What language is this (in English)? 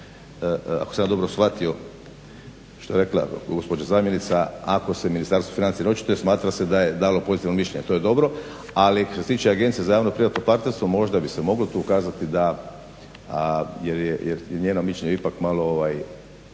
Croatian